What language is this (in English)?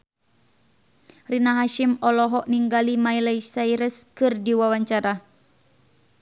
Sundanese